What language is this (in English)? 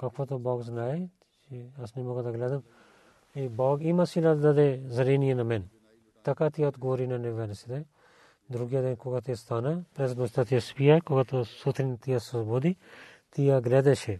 Bulgarian